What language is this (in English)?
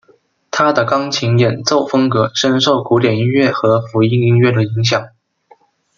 Chinese